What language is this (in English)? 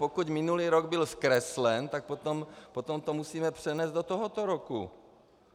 Czech